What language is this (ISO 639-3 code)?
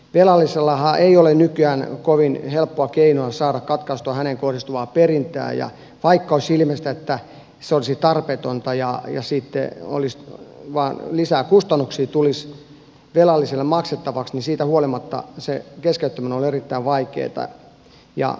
fin